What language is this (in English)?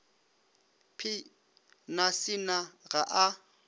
Northern Sotho